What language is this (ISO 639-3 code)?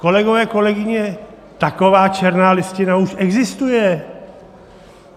ces